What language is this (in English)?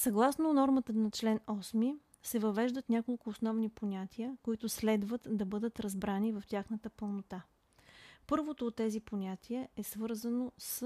Bulgarian